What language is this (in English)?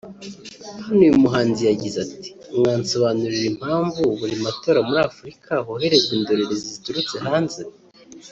Kinyarwanda